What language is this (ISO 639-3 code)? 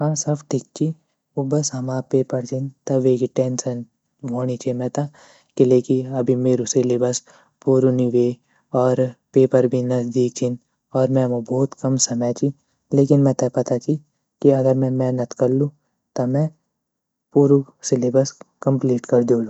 gbm